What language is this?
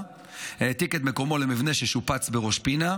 Hebrew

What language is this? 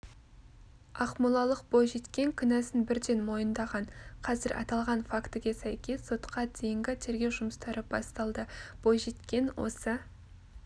Kazakh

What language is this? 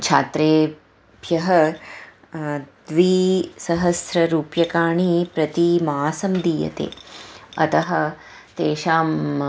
Sanskrit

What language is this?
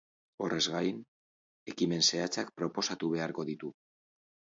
Basque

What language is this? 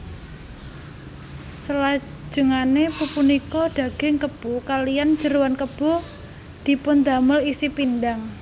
Javanese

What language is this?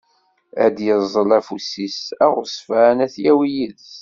Kabyle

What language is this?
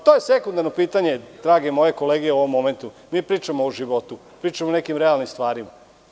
Serbian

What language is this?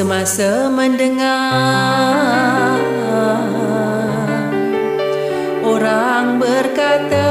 Malay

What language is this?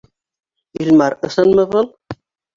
Bashkir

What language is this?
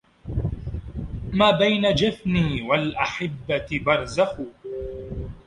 Arabic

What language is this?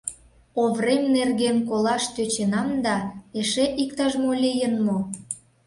Mari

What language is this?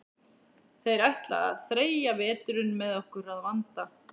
Icelandic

